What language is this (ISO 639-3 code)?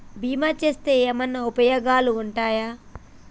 tel